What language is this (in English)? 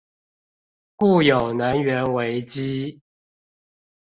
Chinese